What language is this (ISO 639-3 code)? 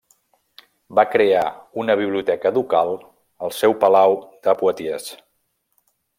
cat